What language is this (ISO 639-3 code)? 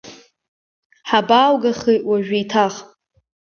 abk